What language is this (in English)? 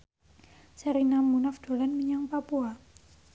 Javanese